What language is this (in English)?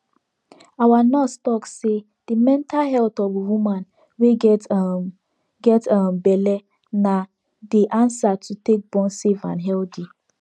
Nigerian Pidgin